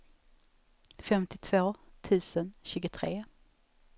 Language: Swedish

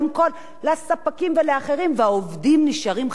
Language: Hebrew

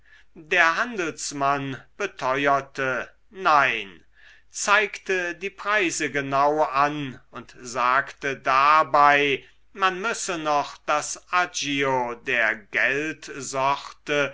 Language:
German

